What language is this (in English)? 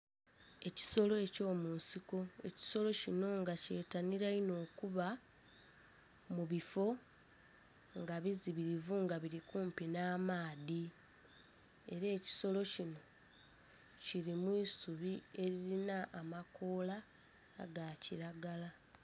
Soga